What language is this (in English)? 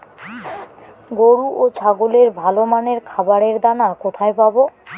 Bangla